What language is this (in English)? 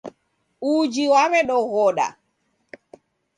Taita